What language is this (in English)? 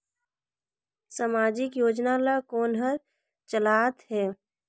Chhattisgarhi